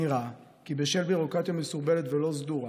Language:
Hebrew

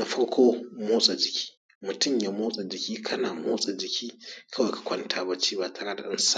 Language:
Hausa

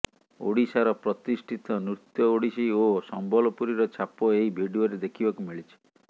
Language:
Odia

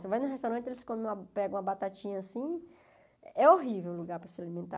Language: Portuguese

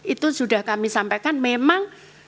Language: Indonesian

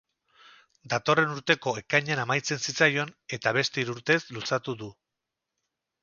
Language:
Basque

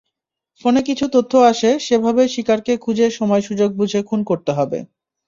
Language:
Bangla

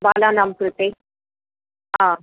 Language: Sanskrit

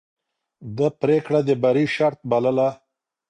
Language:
Pashto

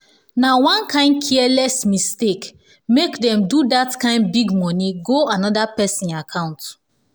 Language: Nigerian Pidgin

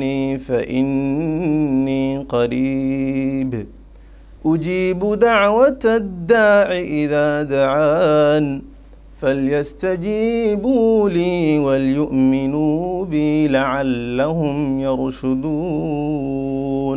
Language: Arabic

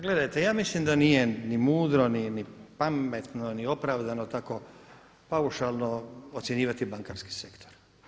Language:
Croatian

